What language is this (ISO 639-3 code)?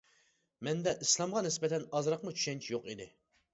uig